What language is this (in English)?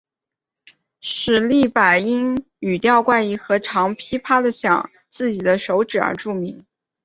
Chinese